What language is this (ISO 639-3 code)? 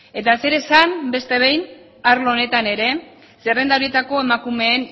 eus